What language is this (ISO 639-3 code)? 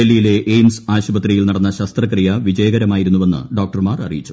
mal